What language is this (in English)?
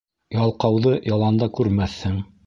Bashkir